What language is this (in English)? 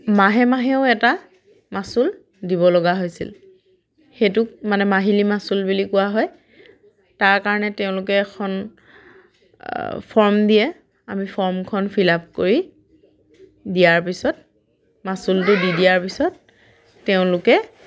Assamese